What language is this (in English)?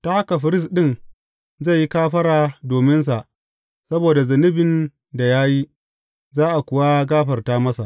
Hausa